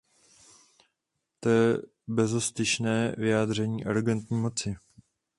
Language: Czech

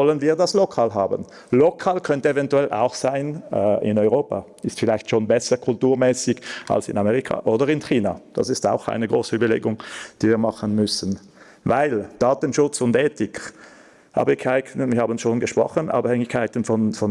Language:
German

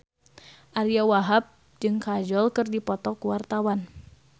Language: Sundanese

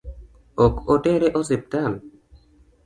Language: Luo (Kenya and Tanzania)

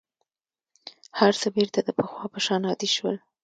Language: Pashto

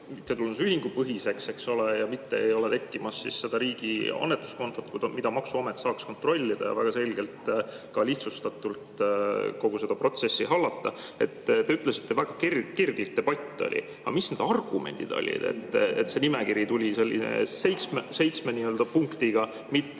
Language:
Estonian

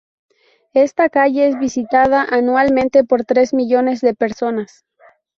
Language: Spanish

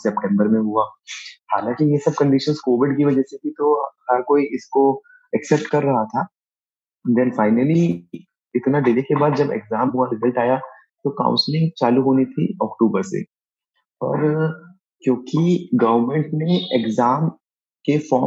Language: Hindi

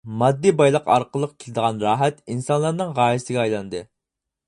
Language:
Uyghur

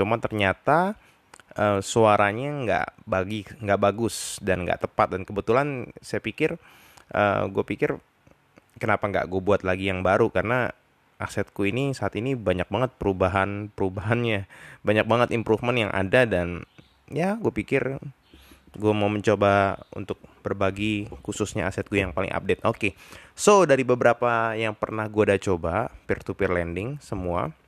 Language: Indonesian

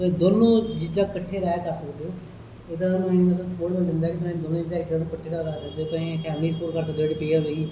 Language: Dogri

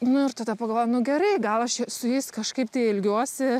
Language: Lithuanian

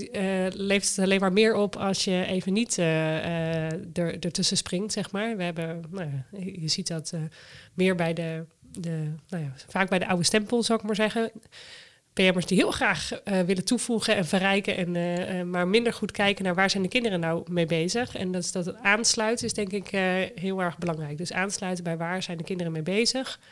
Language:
Dutch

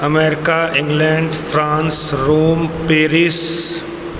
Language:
Maithili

